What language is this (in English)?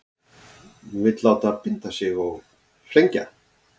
Icelandic